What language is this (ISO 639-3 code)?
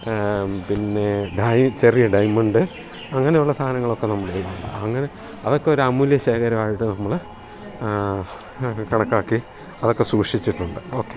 mal